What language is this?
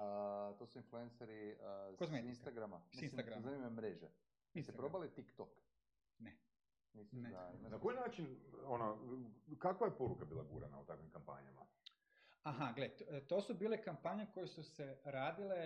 Croatian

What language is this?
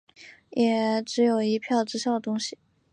Chinese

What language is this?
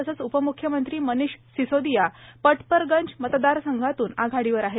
Marathi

